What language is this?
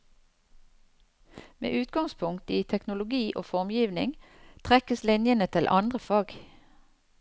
Norwegian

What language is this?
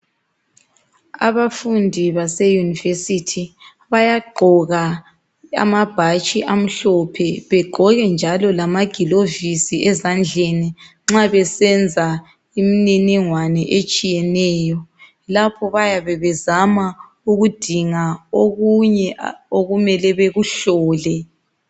North Ndebele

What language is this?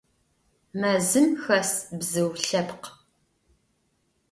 Adyghe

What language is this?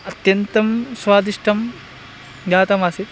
Sanskrit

